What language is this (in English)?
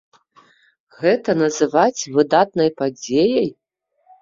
Belarusian